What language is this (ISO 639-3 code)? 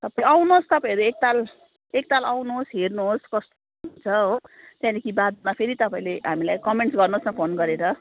nep